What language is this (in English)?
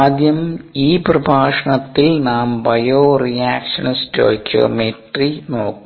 Malayalam